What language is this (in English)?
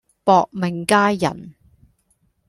Cantonese